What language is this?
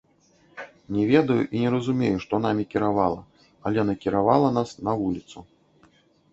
Belarusian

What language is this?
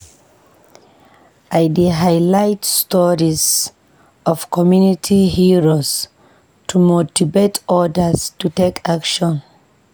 Nigerian Pidgin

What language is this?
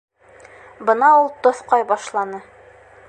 Bashkir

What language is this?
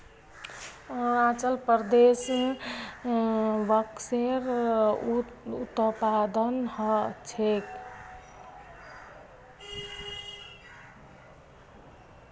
Magahi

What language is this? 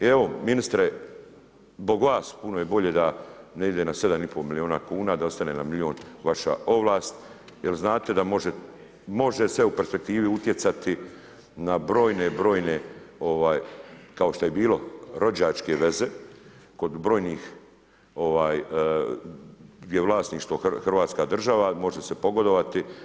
Croatian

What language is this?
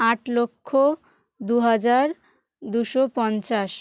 Bangla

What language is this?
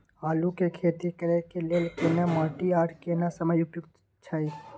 Maithili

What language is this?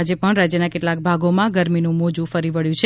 Gujarati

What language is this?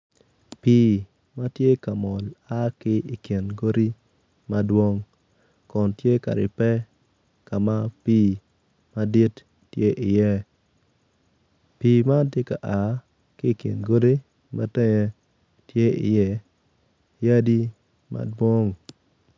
Acoli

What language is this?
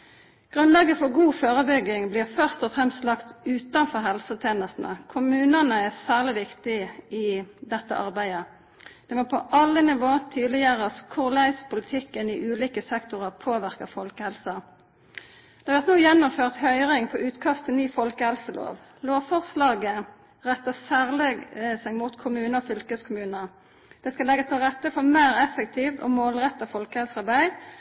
Norwegian Nynorsk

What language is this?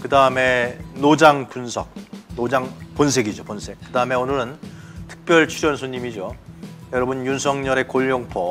Korean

